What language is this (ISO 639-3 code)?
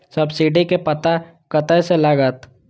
mai